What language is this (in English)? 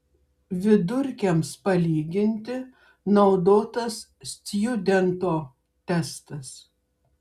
Lithuanian